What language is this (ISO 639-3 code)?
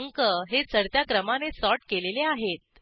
mar